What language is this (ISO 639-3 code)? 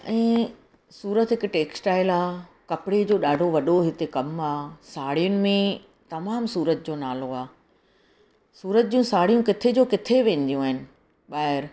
snd